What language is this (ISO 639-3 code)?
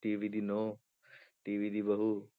pan